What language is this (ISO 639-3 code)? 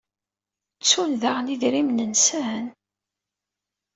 kab